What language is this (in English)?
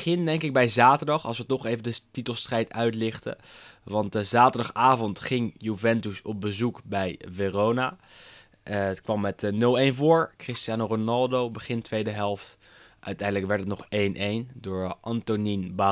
Dutch